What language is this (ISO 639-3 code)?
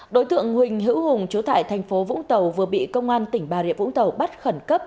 vie